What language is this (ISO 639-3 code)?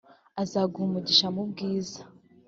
kin